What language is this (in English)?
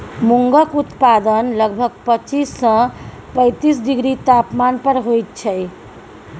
Maithili